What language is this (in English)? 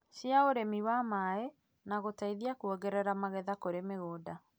Kikuyu